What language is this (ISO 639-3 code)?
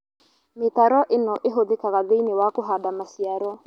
kik